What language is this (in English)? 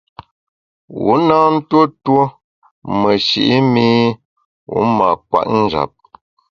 Bamun